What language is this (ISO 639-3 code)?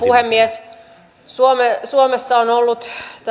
fin